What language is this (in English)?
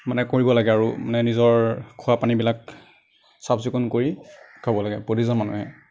Assamese